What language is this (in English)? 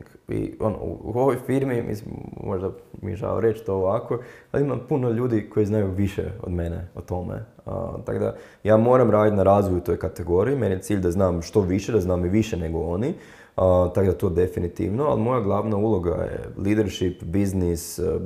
Croatian